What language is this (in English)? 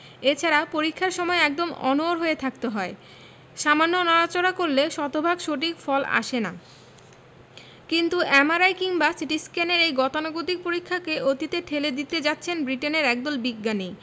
Bangla